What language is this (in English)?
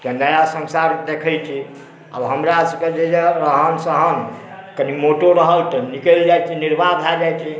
Maithili